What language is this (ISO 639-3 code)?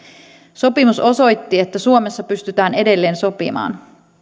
fin